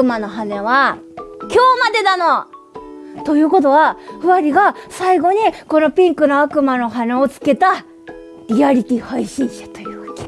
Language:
Japanese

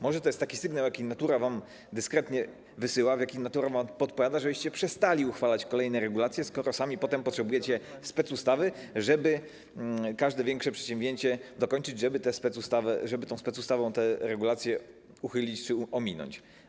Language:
Polish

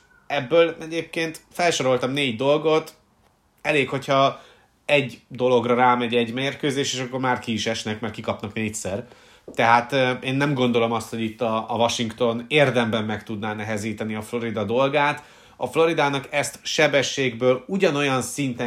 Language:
Hungarian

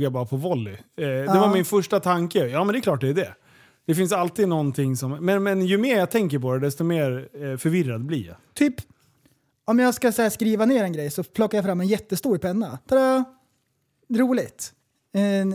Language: Swedish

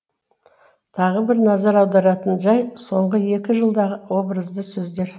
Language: Kazakh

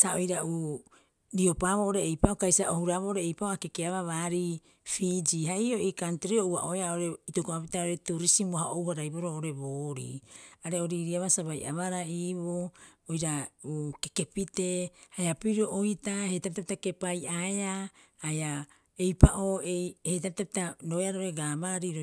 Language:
Rapoisi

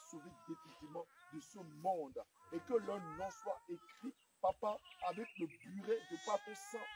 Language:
French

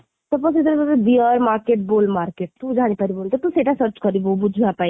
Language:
Odia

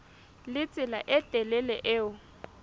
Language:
Southern Sotho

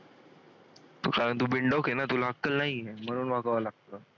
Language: Marathi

